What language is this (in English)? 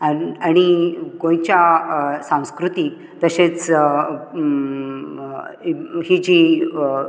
Konkani